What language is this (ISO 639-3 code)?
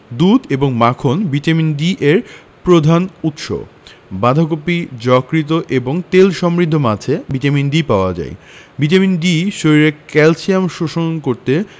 ben